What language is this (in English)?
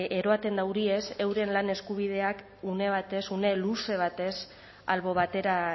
Basque